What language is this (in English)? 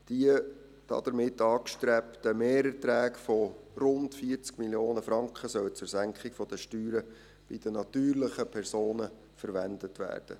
Swiss German